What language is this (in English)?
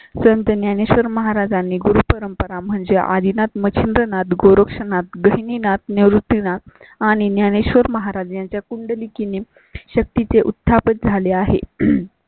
Marathi